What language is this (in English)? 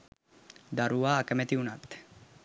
Sinhala